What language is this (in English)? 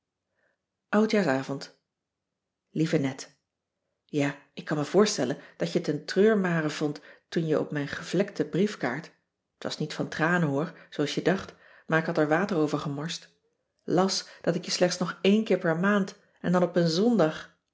Dutch